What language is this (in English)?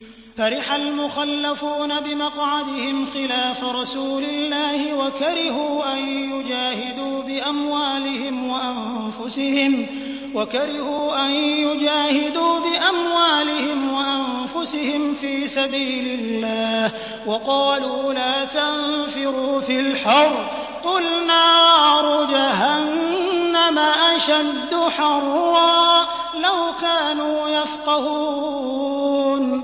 Arabic